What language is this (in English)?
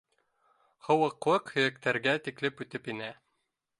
Bashkir